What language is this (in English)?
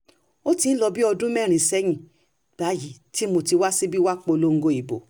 Yoruba